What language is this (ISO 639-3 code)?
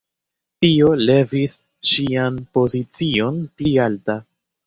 epo